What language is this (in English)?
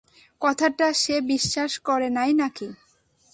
Bangla